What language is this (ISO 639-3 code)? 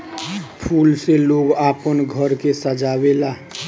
bho